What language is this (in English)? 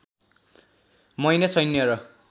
Nepali